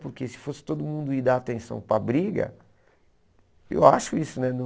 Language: Portuguese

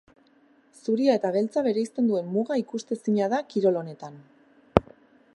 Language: Basque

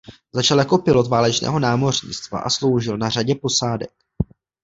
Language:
Czech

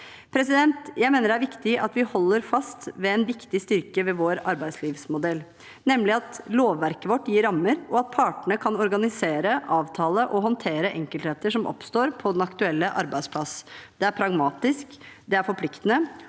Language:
Norwegian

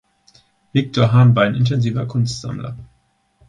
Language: German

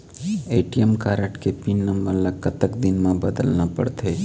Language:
Chhattisgarhi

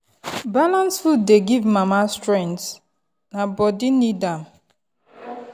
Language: Nigerian Pidgin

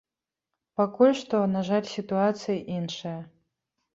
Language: Belarusian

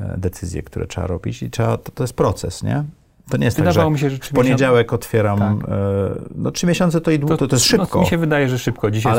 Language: Polish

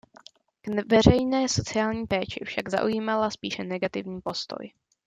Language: Czech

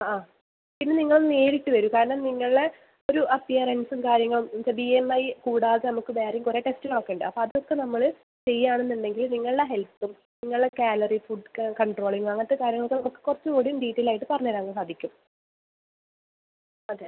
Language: Malayalam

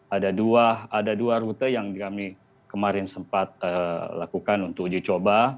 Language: Indonesian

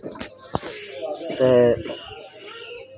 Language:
Dogri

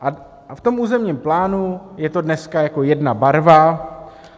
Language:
Czech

